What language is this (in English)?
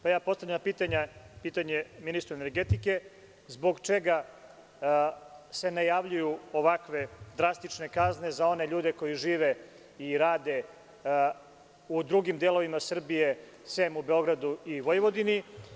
Serbian